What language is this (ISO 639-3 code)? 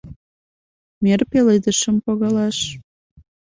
chm